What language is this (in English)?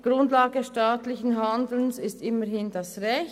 Swiss German